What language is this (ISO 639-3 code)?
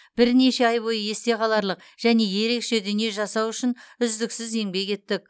kaz